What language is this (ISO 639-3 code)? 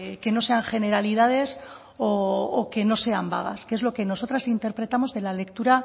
spa